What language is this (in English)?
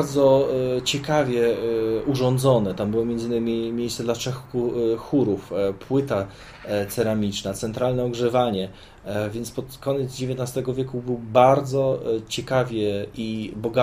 Polish